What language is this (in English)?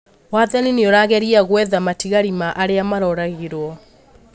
Kikuyu